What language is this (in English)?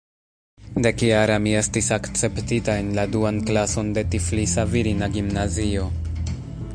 Esperanto